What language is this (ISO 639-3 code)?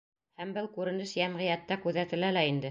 bak